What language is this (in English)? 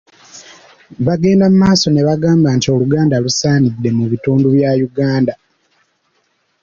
Ganda